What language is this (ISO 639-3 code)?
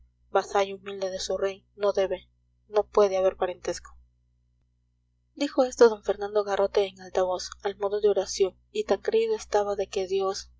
spa